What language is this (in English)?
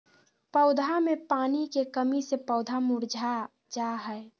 Magahi